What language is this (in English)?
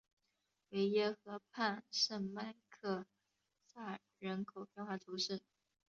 Chinese